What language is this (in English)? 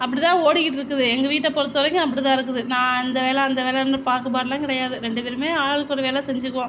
Tamil